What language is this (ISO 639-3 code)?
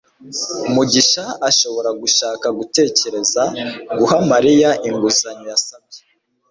kin